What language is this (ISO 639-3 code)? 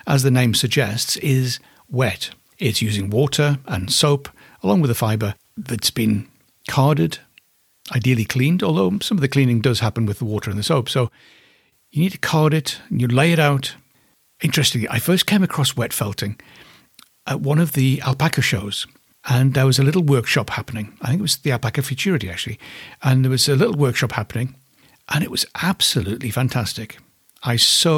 eng